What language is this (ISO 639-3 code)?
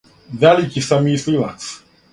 srp